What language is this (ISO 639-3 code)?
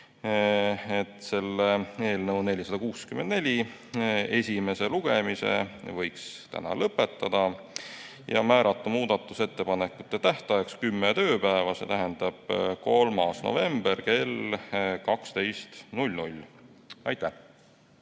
est